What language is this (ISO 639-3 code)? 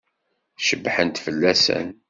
kab